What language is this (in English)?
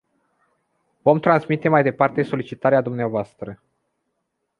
Romanian